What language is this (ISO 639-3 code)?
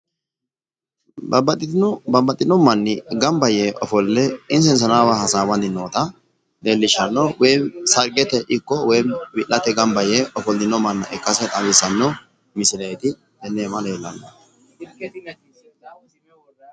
sid